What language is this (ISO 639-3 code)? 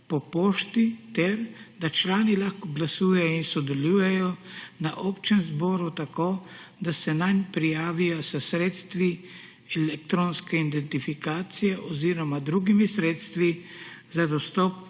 slv